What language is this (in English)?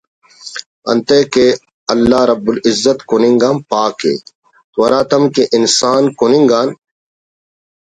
Brahui